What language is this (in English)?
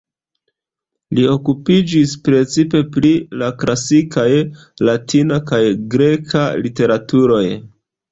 Esperanto